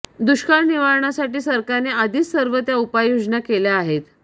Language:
Marathi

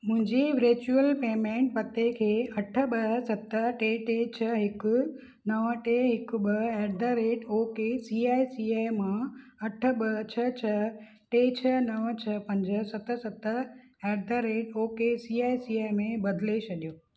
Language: Sindhi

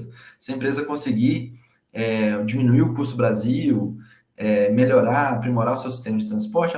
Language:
Portuguese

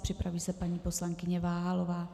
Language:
Czech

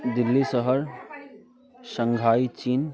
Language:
Maithili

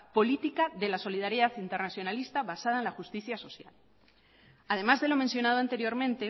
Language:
Spanish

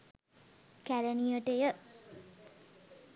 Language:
Sinhala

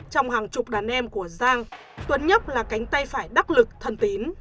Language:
Vietnamese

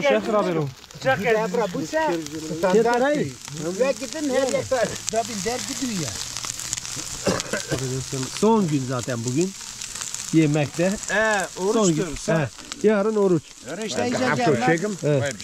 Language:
Turkish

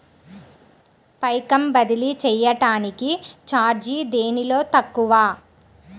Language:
Telugu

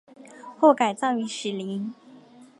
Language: Chinese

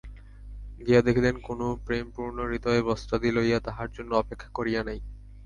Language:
Bangla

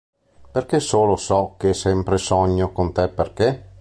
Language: Italian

